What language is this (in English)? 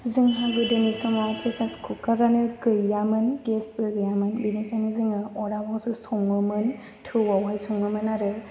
Bodo